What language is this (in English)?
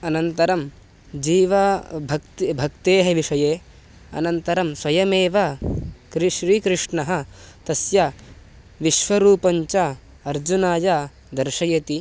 Sanskrit